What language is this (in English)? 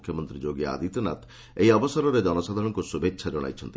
Odia